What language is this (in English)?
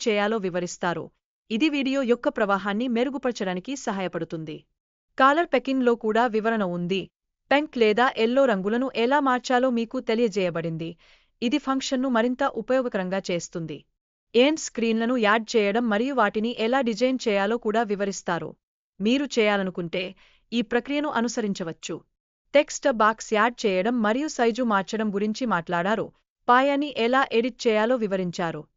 Telugu